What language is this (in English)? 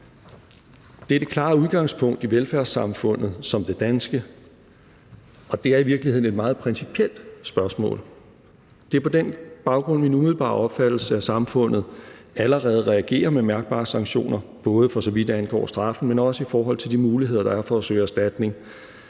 Danish